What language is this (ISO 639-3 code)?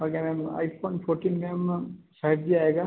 hin